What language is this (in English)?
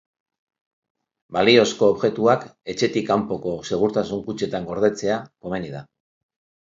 Basque